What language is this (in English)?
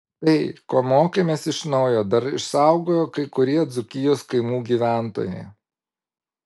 Lithuanian